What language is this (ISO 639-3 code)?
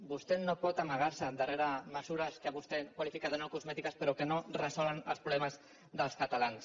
cat